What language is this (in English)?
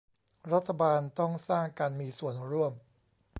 Thai